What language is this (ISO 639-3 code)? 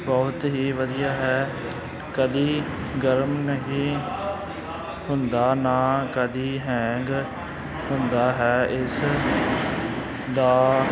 pan